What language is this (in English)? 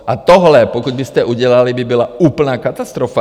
Czech